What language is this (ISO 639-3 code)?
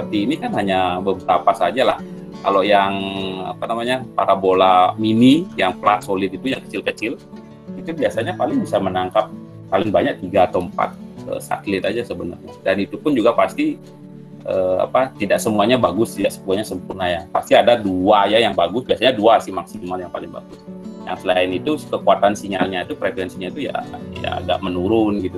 ind